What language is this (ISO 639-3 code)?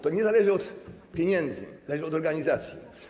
pol